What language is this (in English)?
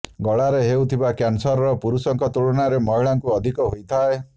Odia